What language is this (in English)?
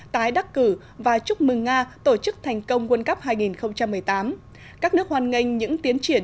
Vietnamese